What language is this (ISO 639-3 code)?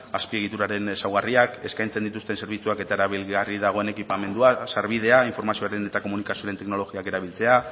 eus